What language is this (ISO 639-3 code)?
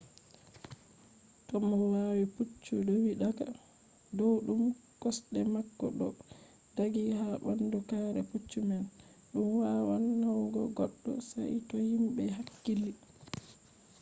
ful